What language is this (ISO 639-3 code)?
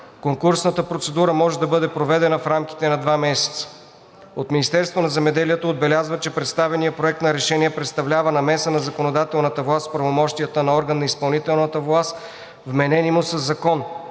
bul